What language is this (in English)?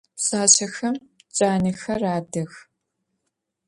Adyghe